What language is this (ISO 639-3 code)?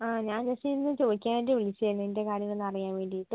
mal